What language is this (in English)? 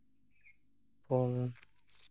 Santali